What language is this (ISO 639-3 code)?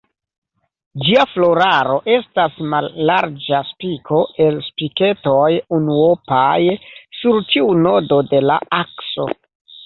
epo